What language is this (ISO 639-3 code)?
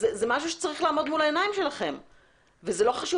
heb